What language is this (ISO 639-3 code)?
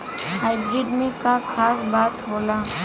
bho